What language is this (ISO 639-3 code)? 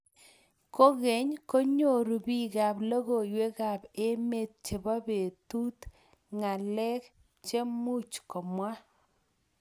kln